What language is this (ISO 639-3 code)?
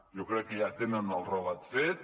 cat